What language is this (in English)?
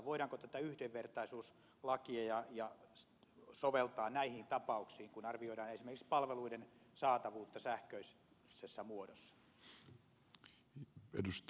Finnish